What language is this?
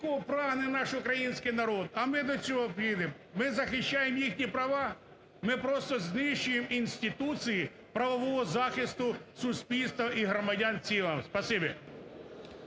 Ukrainian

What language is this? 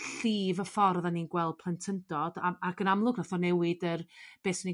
Welsh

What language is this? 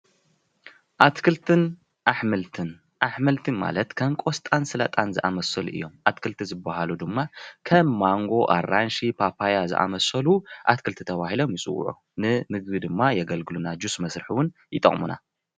Tigrinya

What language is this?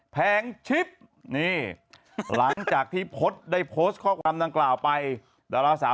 Thai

